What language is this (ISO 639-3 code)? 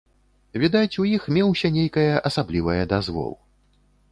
bel